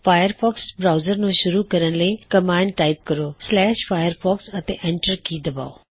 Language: Punjabi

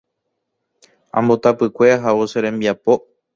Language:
Guarani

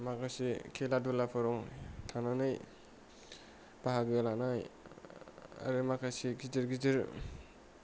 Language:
Bodo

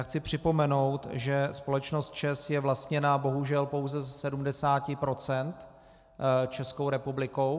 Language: Czech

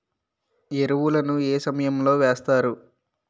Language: Telugu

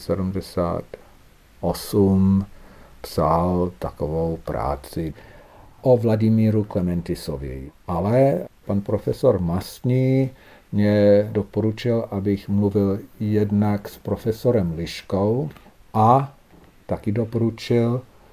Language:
Czech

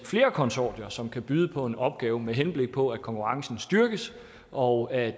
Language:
Danish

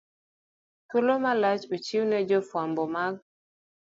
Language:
Luo (Kenya and Tanzania)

